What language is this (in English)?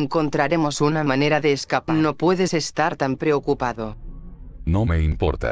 Spanish